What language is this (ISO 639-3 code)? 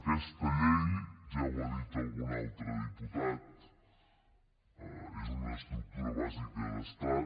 cat